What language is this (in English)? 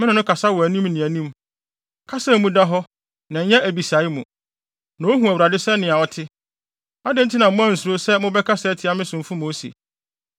Akan